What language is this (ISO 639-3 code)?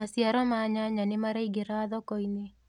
kik